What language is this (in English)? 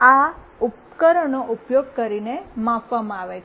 Gujarati